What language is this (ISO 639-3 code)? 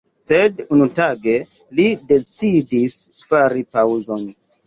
epo